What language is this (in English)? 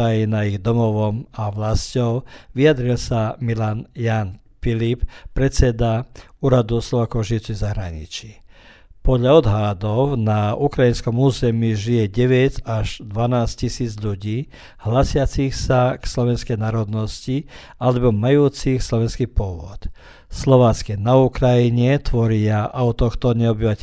Croatian